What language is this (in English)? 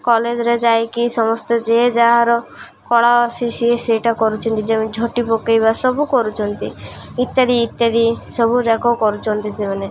Odia